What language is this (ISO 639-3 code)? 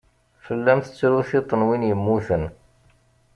kab